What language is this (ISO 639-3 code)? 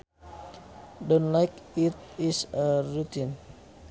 sun